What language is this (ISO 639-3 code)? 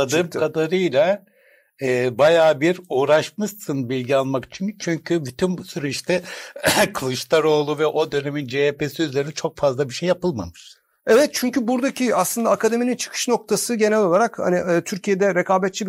tur